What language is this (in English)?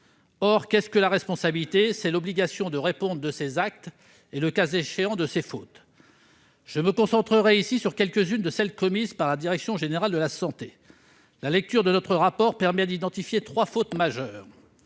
French